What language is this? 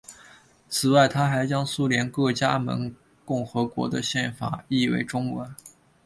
Chinese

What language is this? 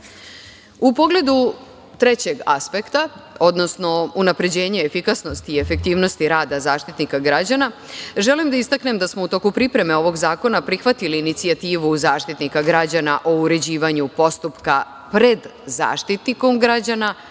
Serbian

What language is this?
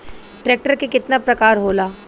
Bhojpuri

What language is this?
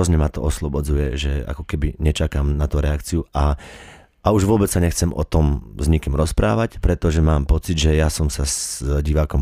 Slovak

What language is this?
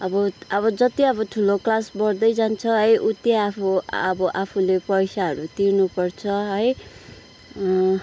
Nepali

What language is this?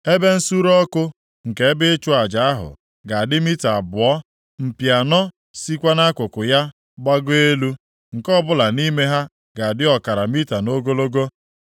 Igbo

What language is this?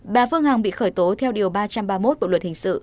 Vietnamese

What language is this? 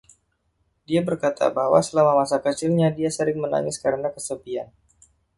Indonesian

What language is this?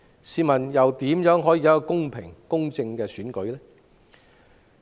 Cantonese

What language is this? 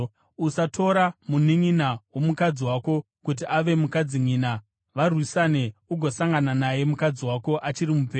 Shona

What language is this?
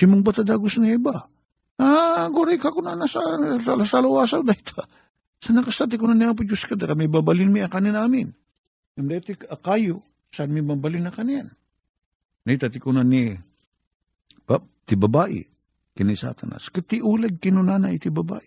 Filipino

